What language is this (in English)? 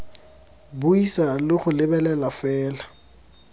Tswana